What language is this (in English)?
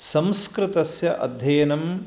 Sanskrit